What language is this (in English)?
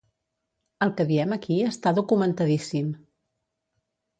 Catalan